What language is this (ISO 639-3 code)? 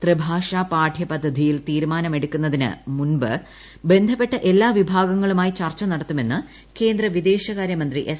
mal